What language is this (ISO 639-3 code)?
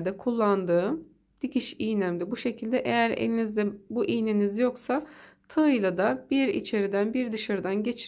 tur